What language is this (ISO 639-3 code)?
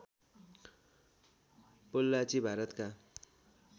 nep